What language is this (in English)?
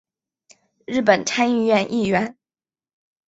Chinese